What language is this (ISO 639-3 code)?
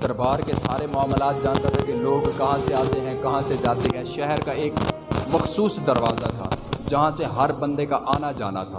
urd